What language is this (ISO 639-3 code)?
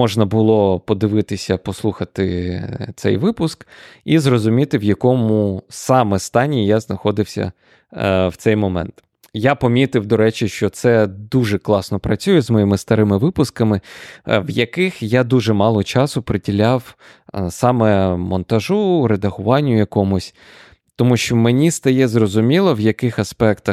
ukr